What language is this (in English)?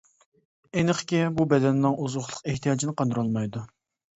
Uyghur